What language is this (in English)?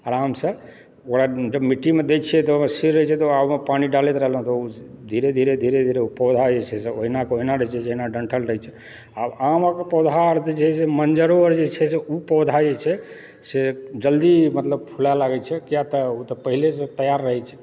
Maithili